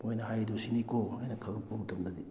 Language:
Manipuri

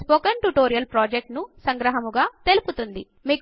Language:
Telugu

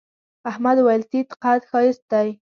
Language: Pashto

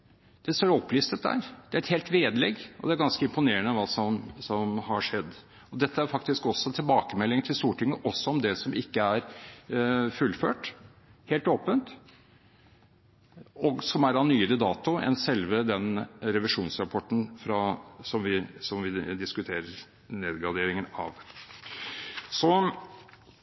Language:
Norwegian Bokmål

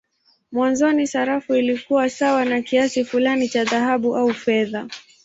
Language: Swahili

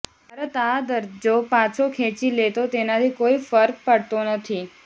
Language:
Gujarati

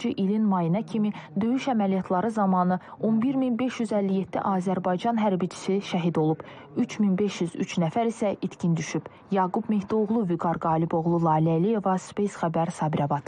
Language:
Turkish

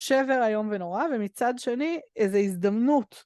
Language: Hebrew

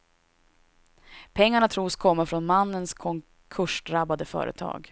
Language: Swedish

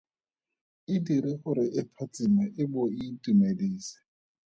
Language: Tswana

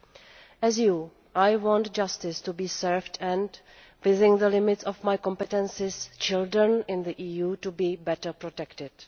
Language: English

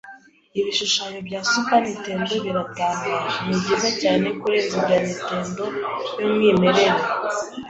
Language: Kinyarwanda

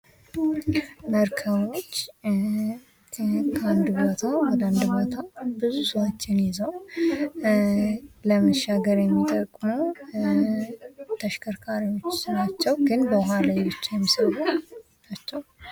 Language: Amharic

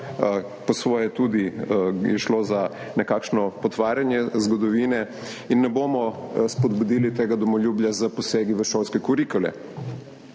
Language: Slovenian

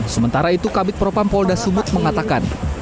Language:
Indonesian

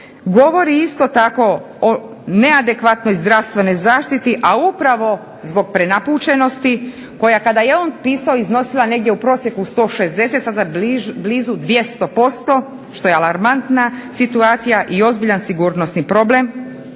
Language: Croatian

